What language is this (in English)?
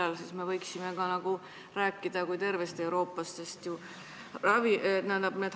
Estonian